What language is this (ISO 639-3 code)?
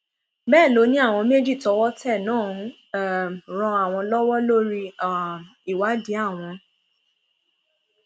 yor